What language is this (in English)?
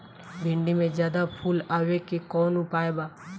Bhojpuri